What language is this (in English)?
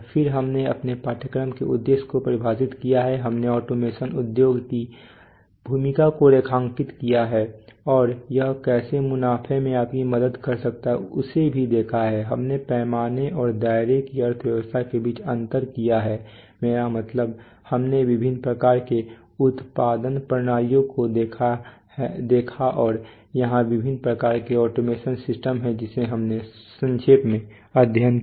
Hindi